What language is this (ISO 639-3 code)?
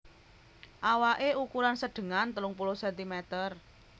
jav